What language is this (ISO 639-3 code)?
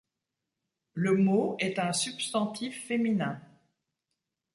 fra